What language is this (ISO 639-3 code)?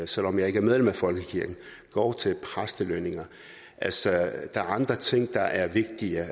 dan